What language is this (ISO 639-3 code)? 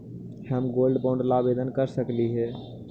mag